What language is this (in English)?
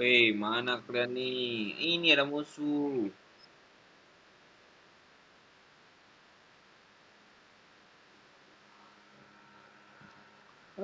Indonesian